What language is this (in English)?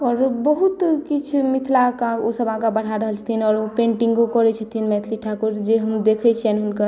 Maithili